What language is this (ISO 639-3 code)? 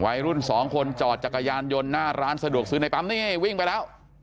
tha